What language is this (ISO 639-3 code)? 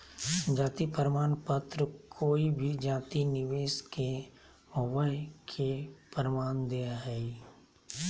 mag